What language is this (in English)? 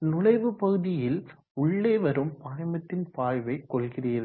Tamil